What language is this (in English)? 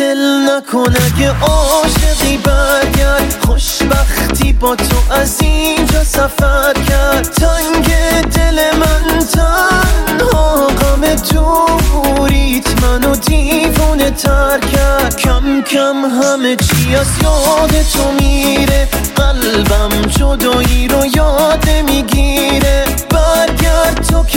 Persian